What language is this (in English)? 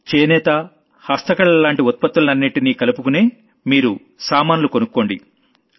Telugu